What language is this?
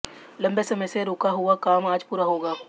Hindi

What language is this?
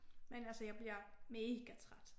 Danish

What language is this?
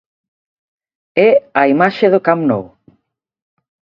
Galician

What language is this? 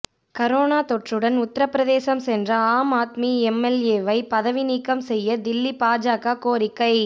Tamil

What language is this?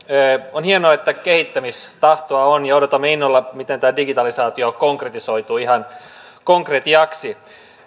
Finnish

